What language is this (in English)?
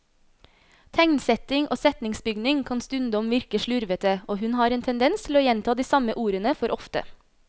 Norwegian